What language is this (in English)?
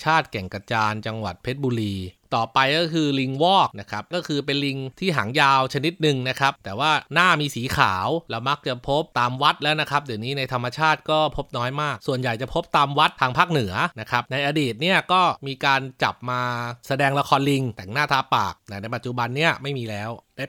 Thai